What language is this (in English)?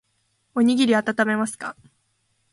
Japanese